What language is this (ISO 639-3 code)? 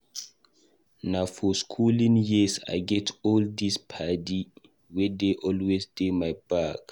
pcm